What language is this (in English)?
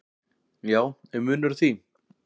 Icelandic